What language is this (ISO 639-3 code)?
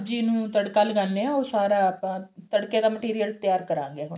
pan